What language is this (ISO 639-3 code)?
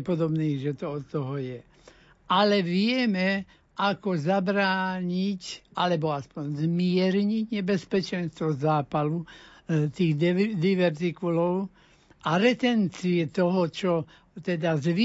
slk